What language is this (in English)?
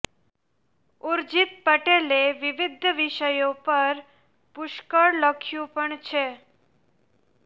Gujarati